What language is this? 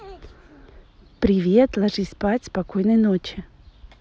Russian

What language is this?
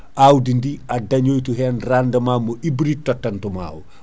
Fula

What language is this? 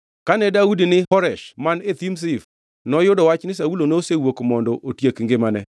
Luo (Kenya and Tanzania)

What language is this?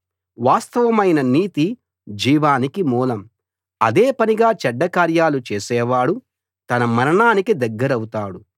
Telugu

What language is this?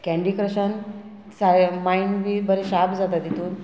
Konkani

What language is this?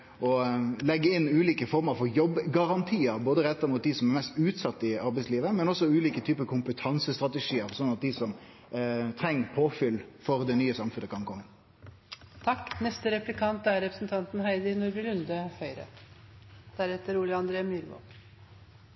Norwegian Nynorsk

